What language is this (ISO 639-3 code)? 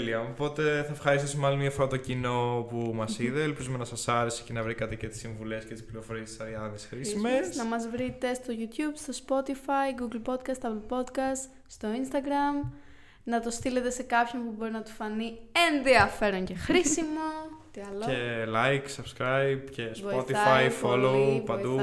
ell